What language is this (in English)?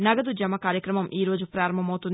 Telugu